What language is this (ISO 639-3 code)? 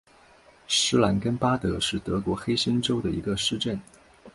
zho